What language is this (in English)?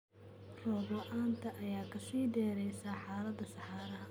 Somali